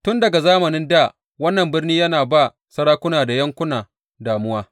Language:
Hausa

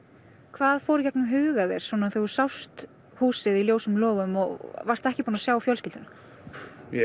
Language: Icelandic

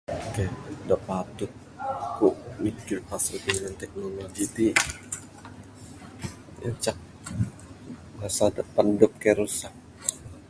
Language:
Bukar-Sadung Bidayuh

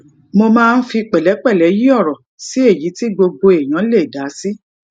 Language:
Yoruba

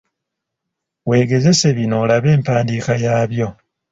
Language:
Ganda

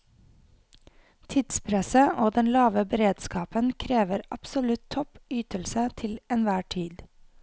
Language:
Norwegian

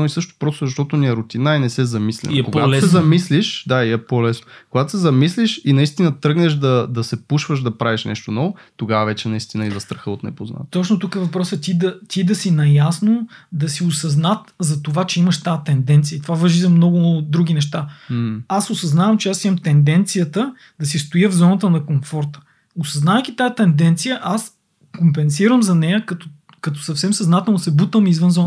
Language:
Bulgarian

